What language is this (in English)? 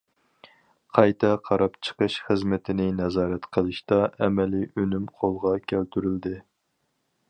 Uyghur